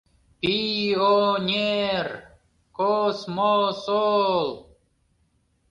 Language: Mari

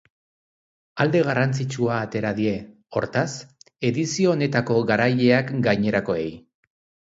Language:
Basque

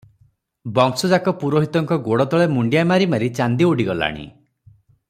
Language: Odia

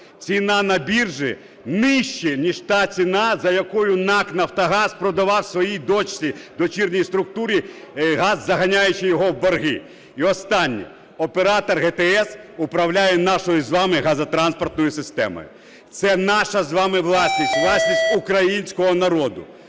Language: Ukrainian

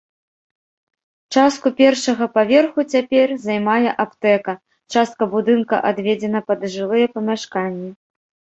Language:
Belarusian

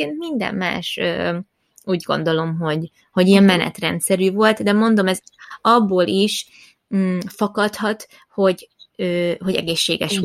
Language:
Hungarian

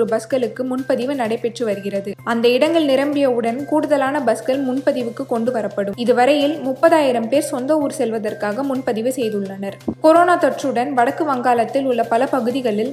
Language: Tamil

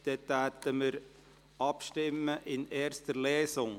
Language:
Swiss German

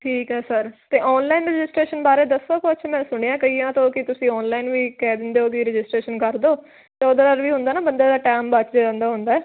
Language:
Punjabi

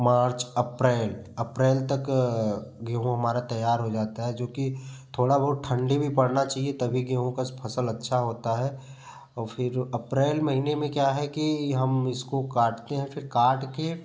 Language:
Hindi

